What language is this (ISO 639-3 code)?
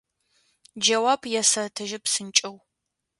ady